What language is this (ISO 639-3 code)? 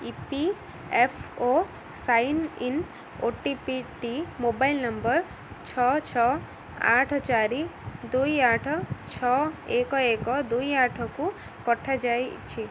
ori